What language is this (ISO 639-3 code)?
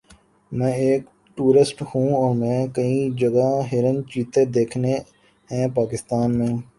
urd